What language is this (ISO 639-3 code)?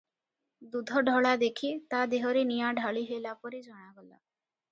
ori